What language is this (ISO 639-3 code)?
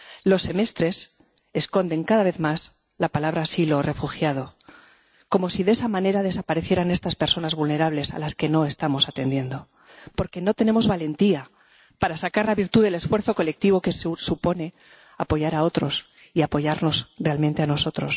spa